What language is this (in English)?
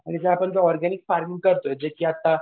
Marathi